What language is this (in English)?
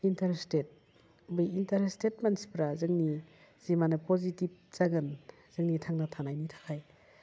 Bodo